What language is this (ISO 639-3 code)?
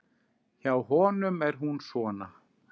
isl